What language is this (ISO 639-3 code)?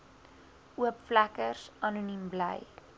afr